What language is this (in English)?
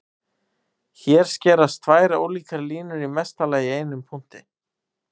Icelandic